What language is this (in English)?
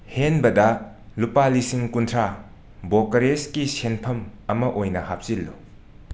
Manipuri